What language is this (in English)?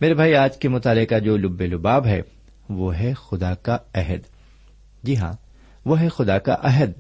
Urdu